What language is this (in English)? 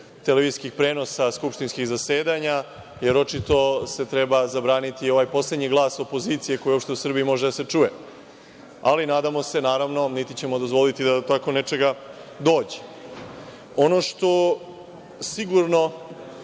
Serbian